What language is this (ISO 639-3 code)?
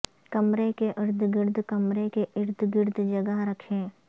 urd